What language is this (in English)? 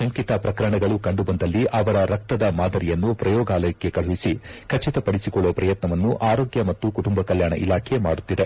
Kannada